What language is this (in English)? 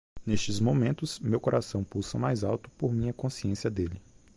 Portuguese